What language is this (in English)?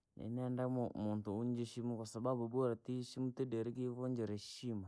Langi